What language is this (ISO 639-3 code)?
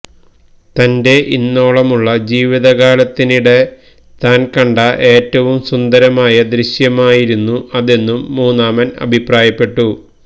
mal